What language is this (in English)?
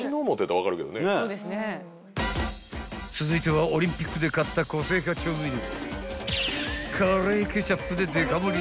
Japanese